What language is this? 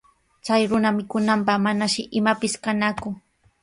Sihuas Ancash Quechua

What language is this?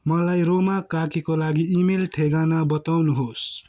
Nepali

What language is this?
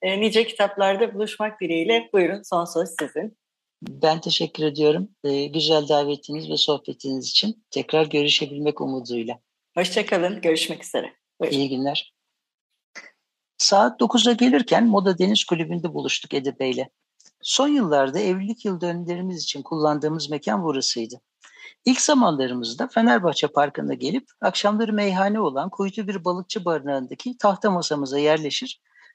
Turkish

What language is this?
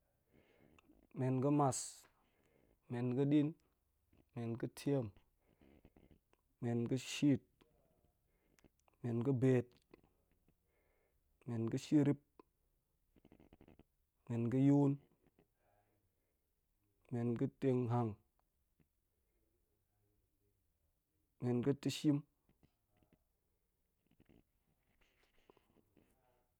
Goemai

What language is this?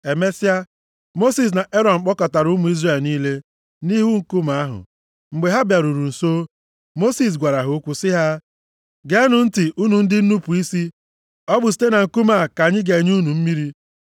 Igbo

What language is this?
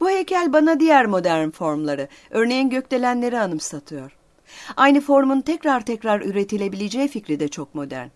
Turkish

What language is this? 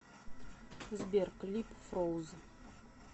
Russian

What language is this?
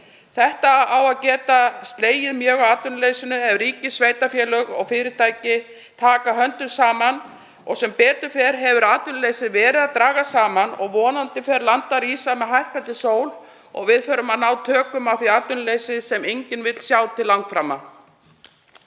Icelandic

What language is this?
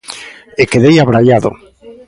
Galician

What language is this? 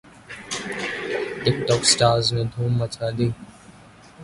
Urdu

